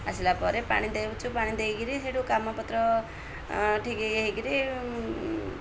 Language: Odia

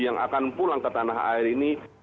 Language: Indonesian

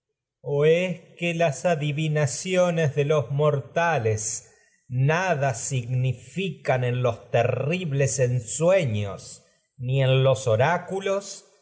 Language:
Spanish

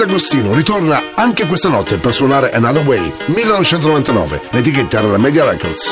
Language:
Italian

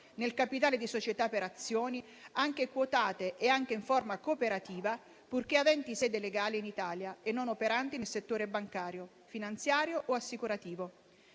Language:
Italian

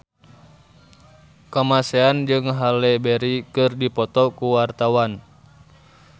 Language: Sundanese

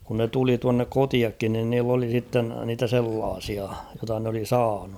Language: Finnish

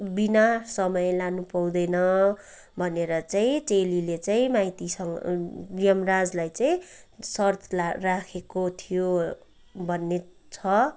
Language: Nepali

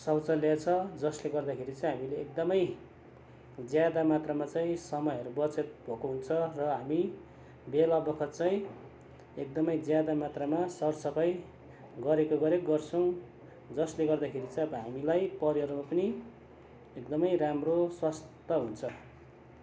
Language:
Nepali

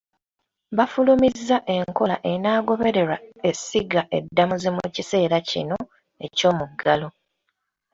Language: Ganda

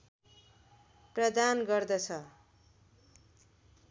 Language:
Nepali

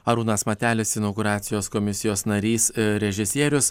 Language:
Lithuanian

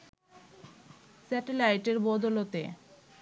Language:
Bangla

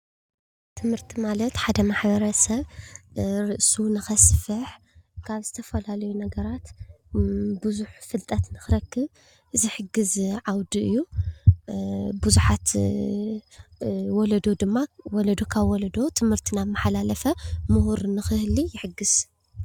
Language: Tigrinya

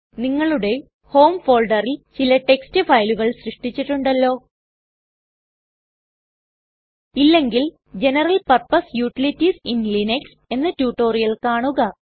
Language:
Malayalam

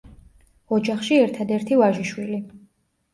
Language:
Georgian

